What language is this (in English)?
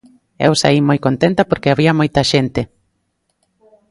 Galician